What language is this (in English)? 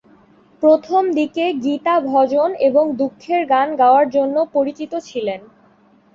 Bangla